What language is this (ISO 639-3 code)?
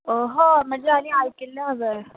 kok